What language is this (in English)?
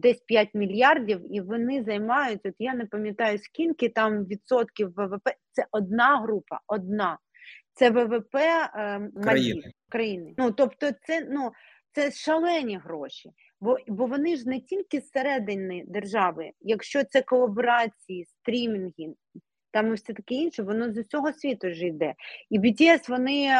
Ukrainian